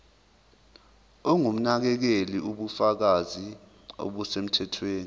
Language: Zulu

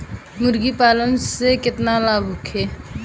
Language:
Bhojpuri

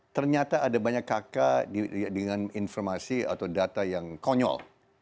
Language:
Indonesian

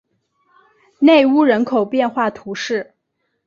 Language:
Chinese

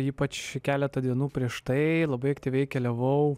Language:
Lithuanian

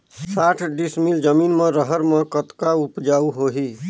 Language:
Chhattisgarhi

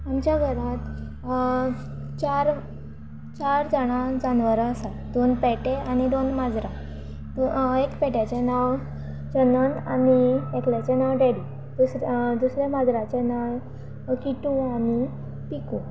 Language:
Konkani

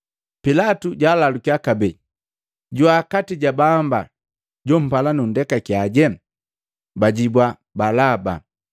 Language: Matengo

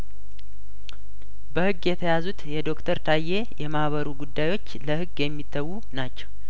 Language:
Amharic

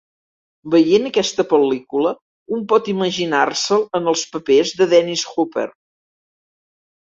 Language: Catalan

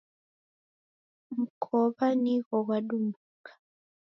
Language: Taita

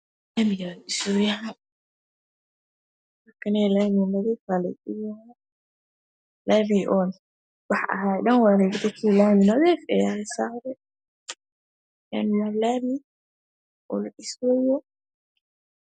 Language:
Somali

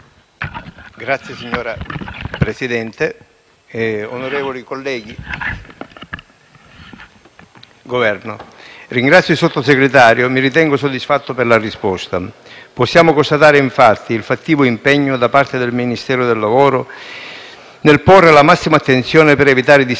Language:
Italian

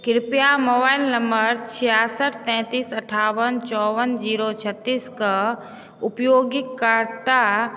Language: Maithili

